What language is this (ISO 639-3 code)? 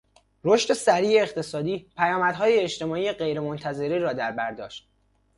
fas